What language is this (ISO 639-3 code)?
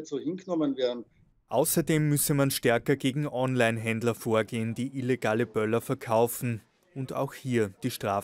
deu